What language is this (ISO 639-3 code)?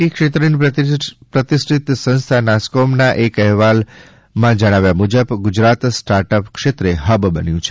guj